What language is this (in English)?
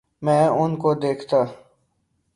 Urdu